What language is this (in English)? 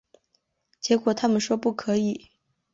Chinese